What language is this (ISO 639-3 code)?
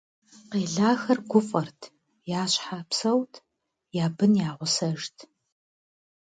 kbd